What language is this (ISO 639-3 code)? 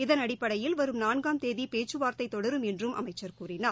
tam